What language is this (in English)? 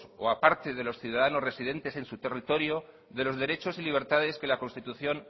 Spanish